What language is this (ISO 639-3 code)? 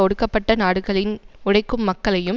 tam